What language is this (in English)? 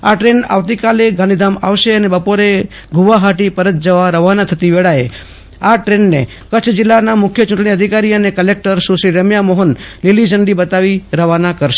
Gujarati